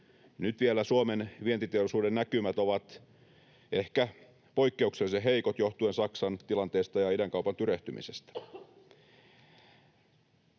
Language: Finnish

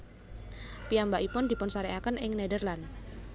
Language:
Javanese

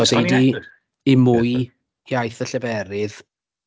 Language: Welsh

